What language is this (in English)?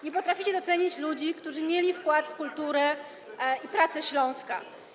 Polish